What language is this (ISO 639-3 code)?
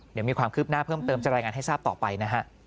tha